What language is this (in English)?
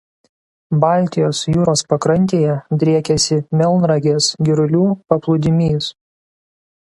Lithuanian